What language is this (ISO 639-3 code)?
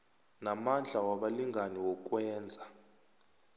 nbl